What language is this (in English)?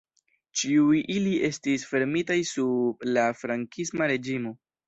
Esperanto